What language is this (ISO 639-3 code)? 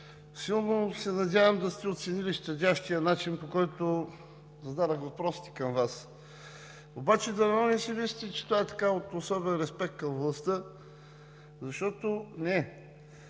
bul